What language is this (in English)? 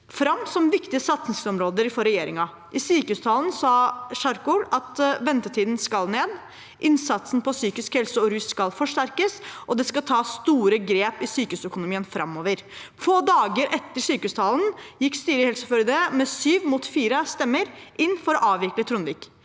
Norwegian